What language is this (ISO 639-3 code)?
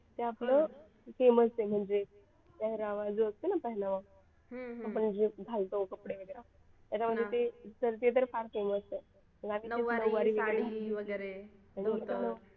mar